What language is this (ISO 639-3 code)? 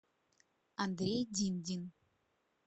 rus